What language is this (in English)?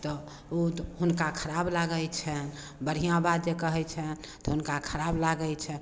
Maithili